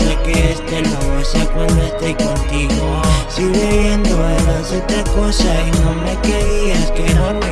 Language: Spanish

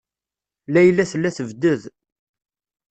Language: Kabyle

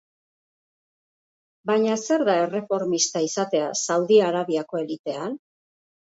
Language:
Basque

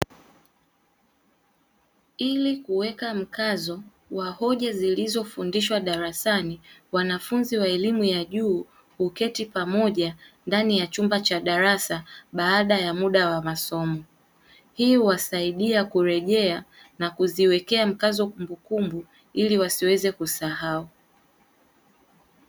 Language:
Swahili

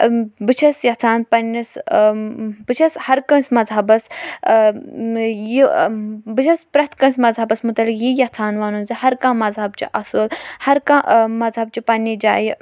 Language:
Kashmiri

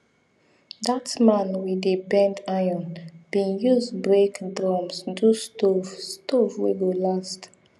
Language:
Nigerian Pidgin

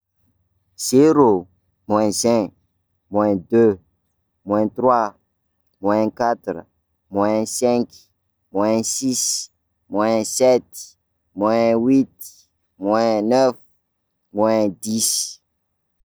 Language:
Sakalava Malagasy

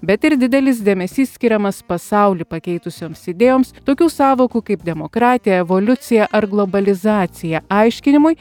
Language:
Lithuanian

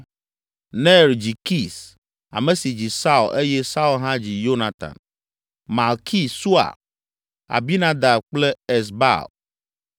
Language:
Ewe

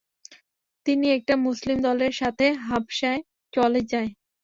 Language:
Bangla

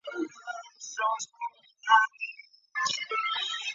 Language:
Chinese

